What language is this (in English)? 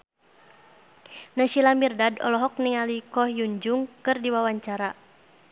Sundanese